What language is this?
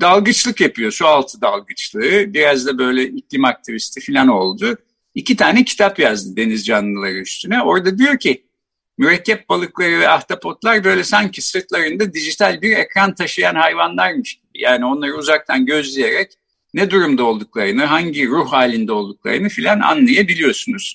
Turkish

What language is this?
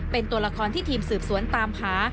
Thai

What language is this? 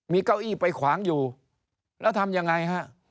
Thai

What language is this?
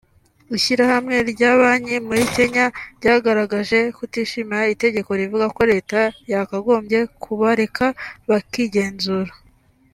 Kinyarwanda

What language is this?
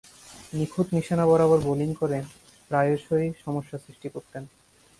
Bangla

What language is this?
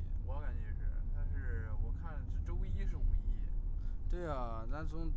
Chinese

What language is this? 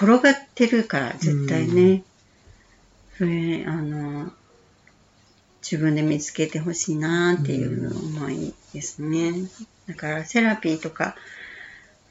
Japanese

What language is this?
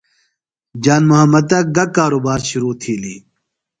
Phalura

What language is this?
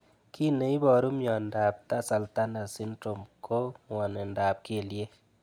Kalenjin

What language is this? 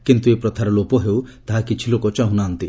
Odia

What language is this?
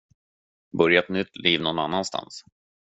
Swedish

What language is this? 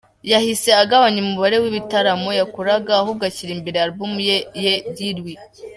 Kinyarwanda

